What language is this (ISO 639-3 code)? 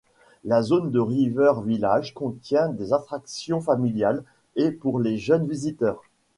fra